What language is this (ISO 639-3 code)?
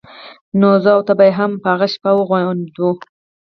pus